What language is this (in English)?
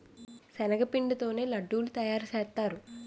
Telugu